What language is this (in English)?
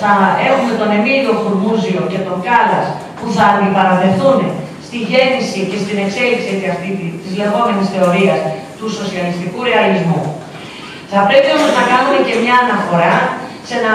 Greek